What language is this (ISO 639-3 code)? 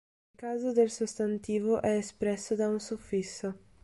ita